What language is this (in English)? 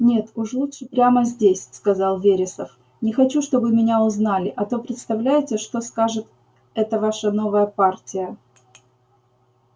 Russian